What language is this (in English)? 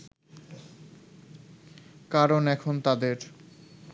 Bangla